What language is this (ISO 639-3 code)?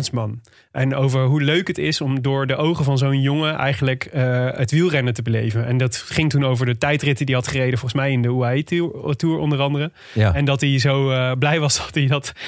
nld